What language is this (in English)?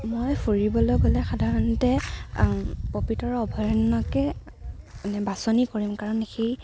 Assamese